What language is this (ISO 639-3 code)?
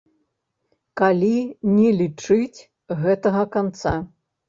bel